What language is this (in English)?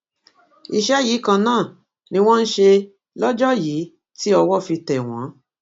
Yoruba